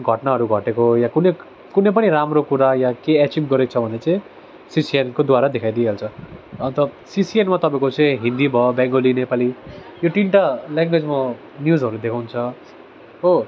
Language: Nepali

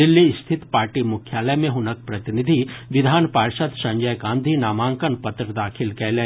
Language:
Maithili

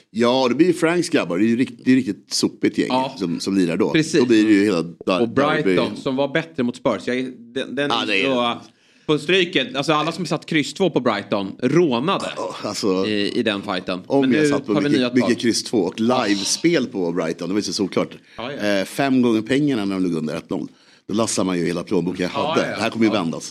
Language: Swedish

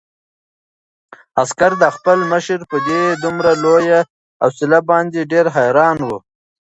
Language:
Pashto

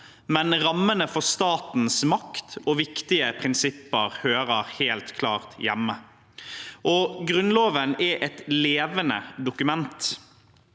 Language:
Norwegian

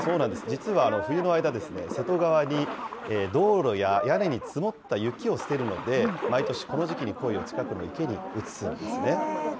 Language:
Japanese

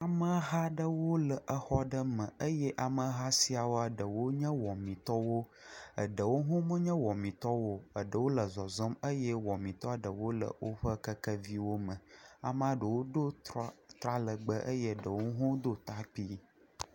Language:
Ewe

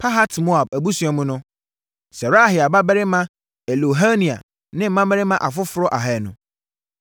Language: Akan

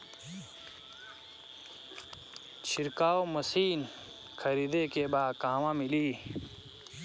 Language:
Bhojpuri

